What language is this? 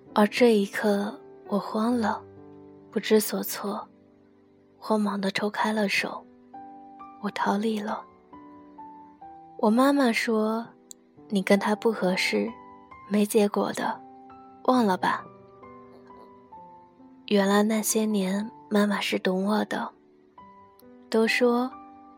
Chinese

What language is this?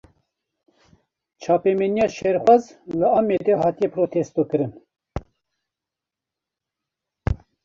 Kurdish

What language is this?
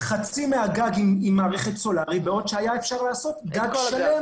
Hebrew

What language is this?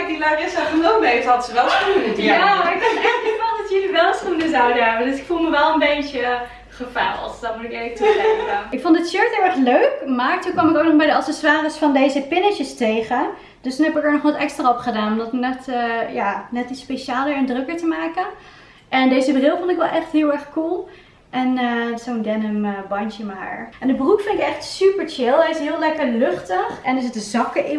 Dutch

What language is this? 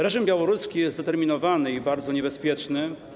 Polish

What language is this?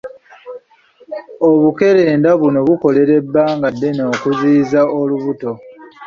Ganda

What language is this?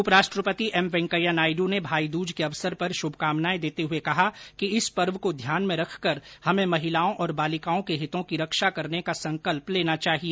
Hindi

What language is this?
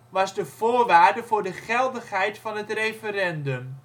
Dutch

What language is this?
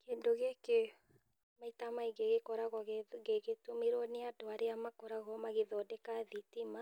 Kikuyu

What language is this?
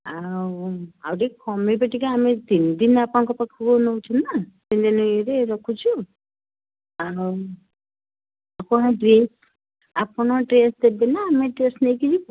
Odia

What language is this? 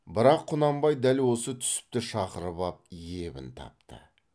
Kazakh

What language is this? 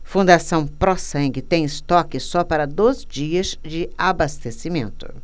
Portuguese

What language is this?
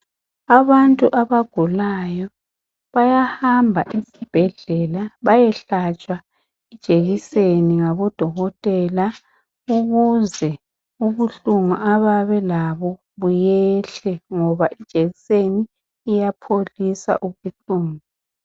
North Ndebele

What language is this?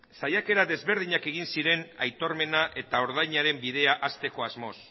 Basque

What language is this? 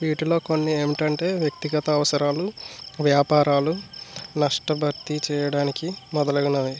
Telugu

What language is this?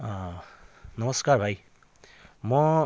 Nepali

